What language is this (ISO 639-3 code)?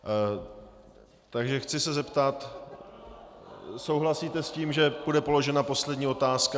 ces